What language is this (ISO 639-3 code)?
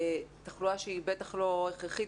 heb